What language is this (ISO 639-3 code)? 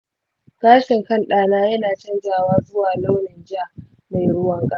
hau